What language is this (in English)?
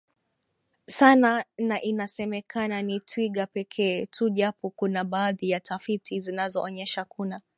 Swahili